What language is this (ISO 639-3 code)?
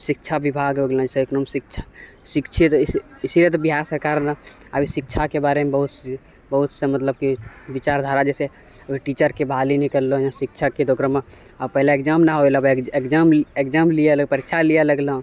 mai